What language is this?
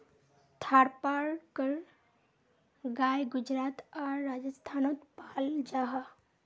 Magahi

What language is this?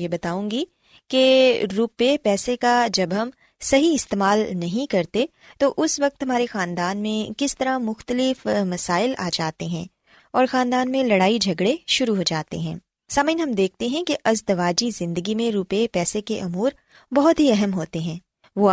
Urdu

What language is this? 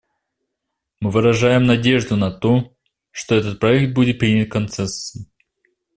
Russian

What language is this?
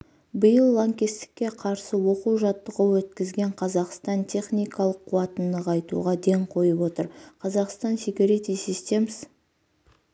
Kazakh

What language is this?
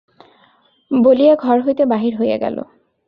Bangla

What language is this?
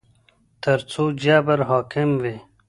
Pashto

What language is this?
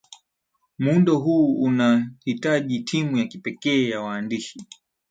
Swahili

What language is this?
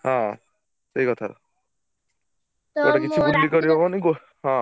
Odia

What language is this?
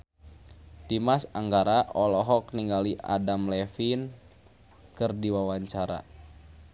Sundanese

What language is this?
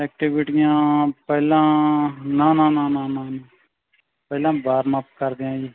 Punjabi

